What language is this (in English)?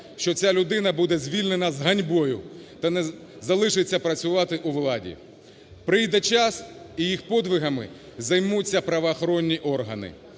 Ukrainian